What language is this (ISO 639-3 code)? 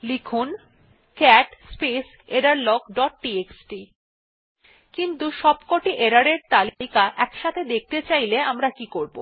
ben